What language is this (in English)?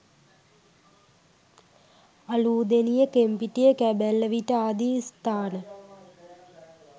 Sinhala